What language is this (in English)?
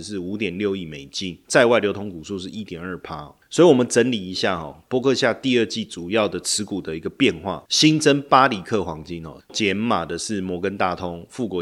Chinese